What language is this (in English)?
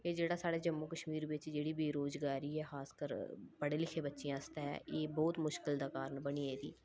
Dogri